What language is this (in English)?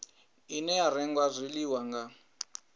Venda